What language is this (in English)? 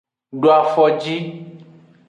Aja (Benin)